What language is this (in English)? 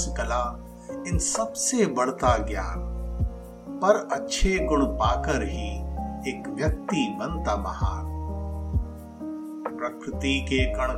Hindi